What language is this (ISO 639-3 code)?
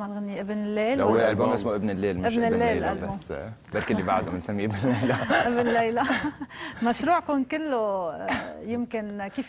ara